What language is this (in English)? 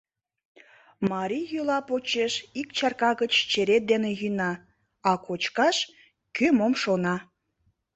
Mari